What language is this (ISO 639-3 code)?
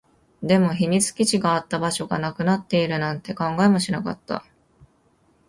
jpn